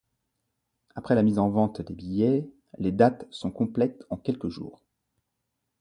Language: French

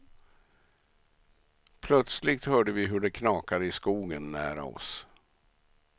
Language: Swedish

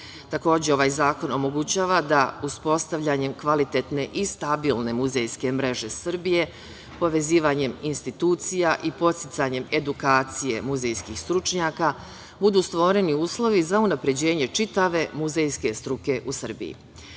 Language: Serbian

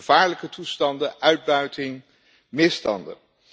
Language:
Dutch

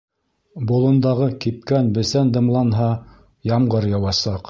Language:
Bashkir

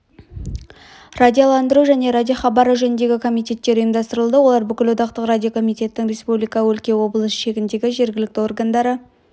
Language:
Kazakh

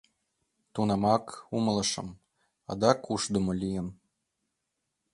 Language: Mari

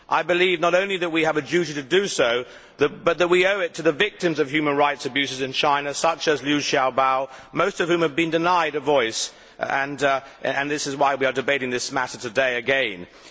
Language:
English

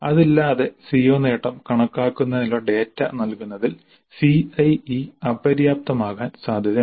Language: Malayalam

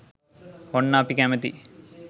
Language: Sinhala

